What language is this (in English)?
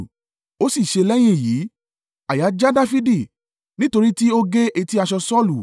Yoruba